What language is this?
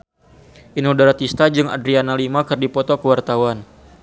Sundanese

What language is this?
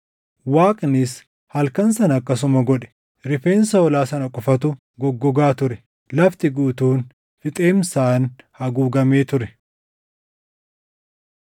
Oromo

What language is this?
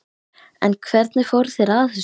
Icelandic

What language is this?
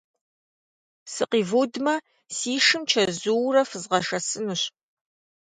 Kabardian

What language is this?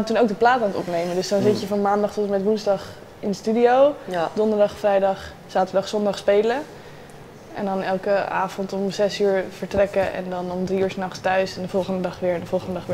Dutch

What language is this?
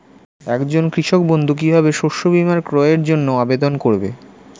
Bangla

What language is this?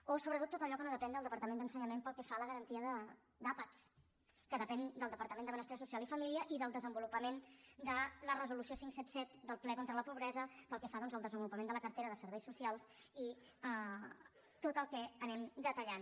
Catalan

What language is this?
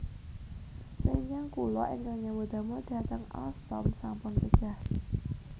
Javanese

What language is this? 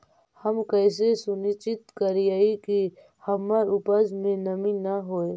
Magahi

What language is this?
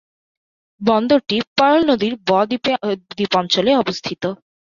Bangla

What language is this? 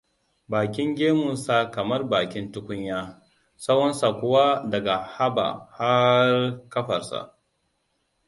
Hausa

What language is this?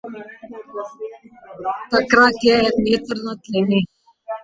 Slovenian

